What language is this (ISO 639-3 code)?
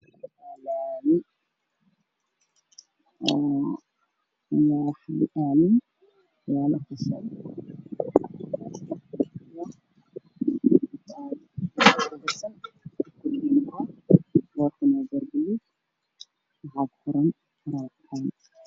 som